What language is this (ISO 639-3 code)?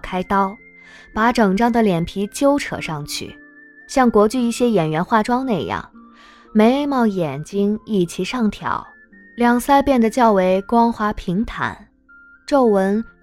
zho